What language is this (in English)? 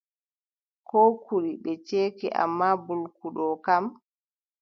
Adamawa Fulfulde